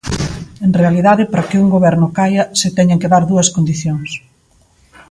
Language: Galician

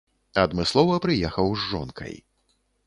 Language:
Belarusian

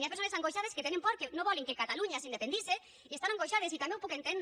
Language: Catalan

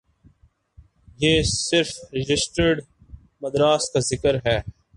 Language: Urdu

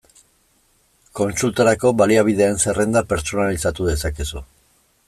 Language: Basque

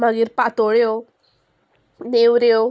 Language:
Konkani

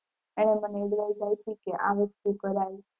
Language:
Gujarati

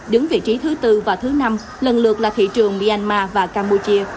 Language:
Vietnamese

